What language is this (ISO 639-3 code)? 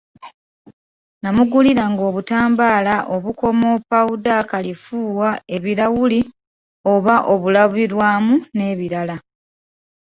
lug